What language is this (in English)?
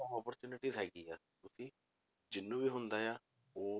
Punjabi